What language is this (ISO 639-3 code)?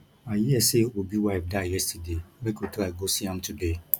pcm